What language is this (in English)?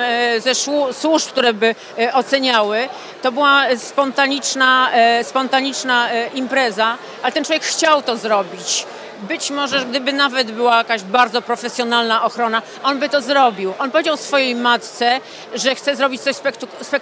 Polish